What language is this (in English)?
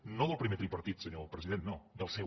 Catalan